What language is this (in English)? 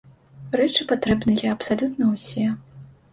Belarusian